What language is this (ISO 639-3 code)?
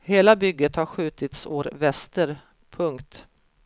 swe